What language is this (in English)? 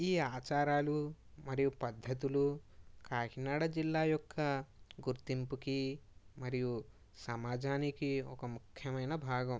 Telugu